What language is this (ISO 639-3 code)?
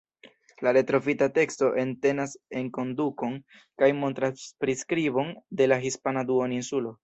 epo